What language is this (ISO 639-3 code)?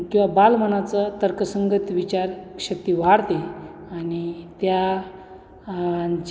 mar